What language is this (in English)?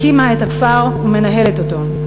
Hebrew